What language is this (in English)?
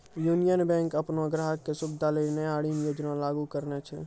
Maithili